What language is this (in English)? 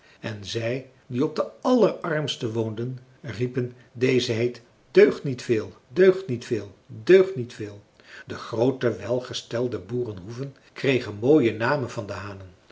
Dutch